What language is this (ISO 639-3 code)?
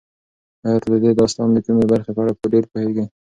pus